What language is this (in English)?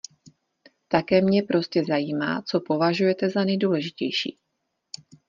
Czech